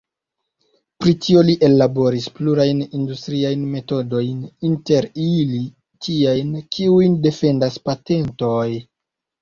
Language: Esperanto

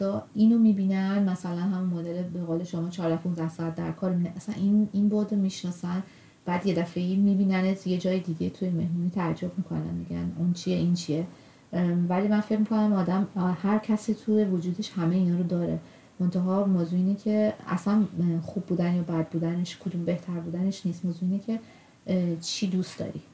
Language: Persian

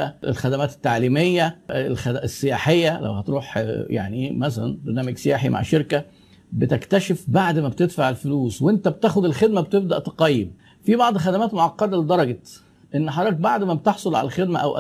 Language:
Arabic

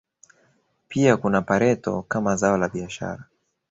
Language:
Swahili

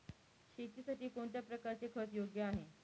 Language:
Marathi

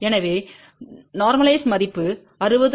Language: Tamil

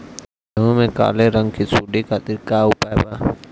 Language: Bhojpuri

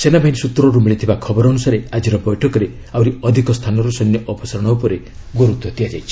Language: Odia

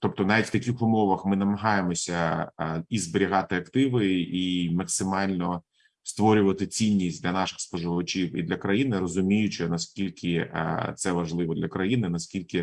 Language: Ukrainian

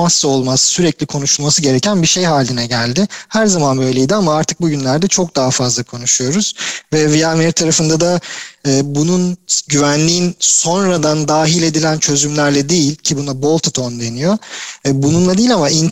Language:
Turkish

